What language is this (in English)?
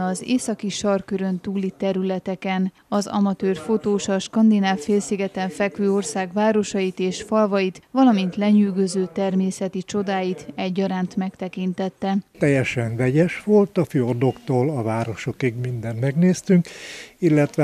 Hungarian